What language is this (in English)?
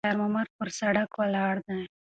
Pashto